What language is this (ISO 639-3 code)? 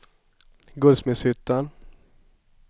swe